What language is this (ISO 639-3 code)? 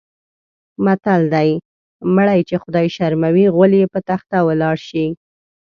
pus